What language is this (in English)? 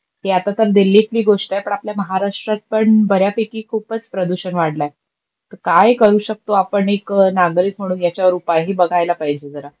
Marathi